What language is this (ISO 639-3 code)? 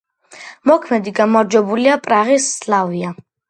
kat